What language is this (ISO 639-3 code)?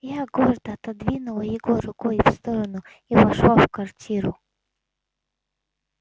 rus